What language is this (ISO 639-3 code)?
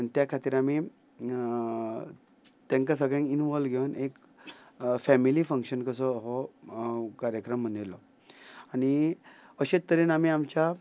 kok